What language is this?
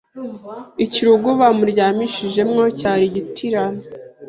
Kinyarwanda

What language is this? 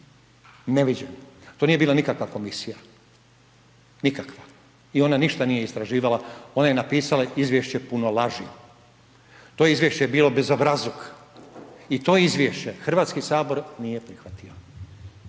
Croatian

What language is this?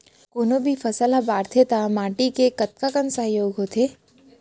Chhattisgarhi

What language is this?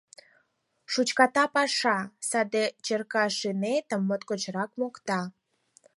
Mari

